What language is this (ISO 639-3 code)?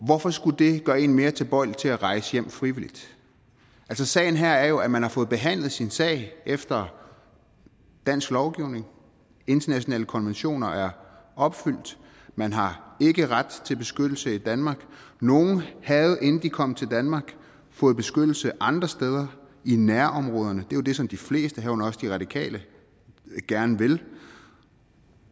dan